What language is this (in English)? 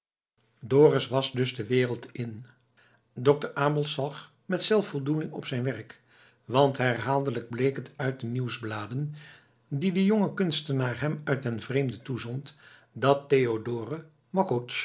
Dutch